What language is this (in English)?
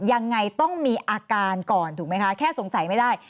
Thai